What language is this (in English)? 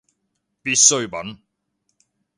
Cantonese